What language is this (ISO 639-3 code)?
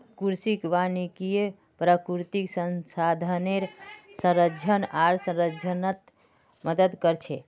mag